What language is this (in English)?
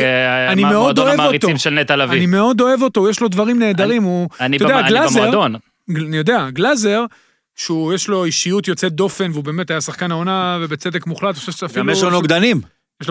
Hebrew